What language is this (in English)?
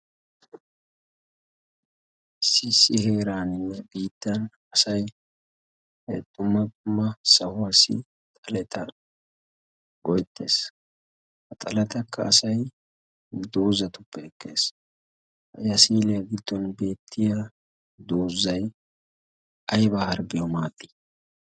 Wolaytta